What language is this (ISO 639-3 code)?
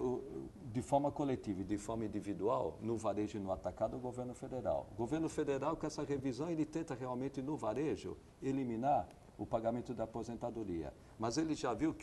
por